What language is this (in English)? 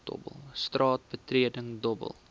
Afrikaans